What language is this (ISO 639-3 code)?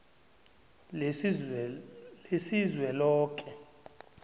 nbl